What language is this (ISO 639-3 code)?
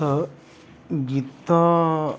ori